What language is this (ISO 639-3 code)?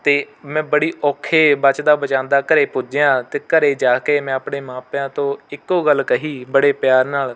pan